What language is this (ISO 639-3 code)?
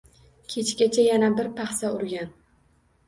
uzb